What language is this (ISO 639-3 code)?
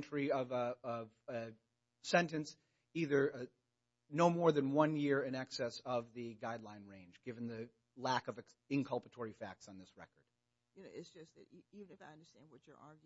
eng